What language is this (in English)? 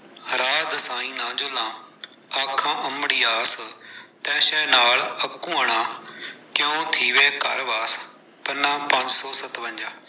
Punjabi